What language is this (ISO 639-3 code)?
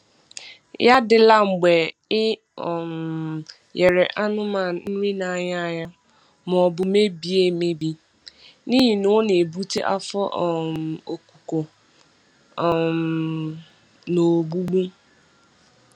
ibo